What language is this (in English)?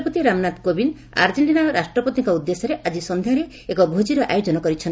Odia